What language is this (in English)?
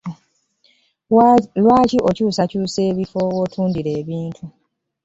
Ganda